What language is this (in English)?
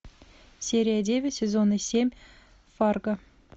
Russian